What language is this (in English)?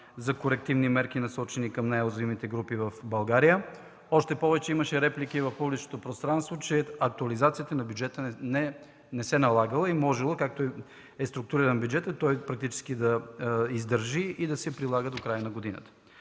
Bulgarian